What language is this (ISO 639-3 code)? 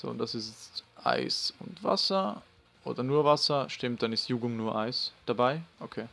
deu